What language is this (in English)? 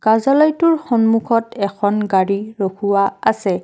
Assamese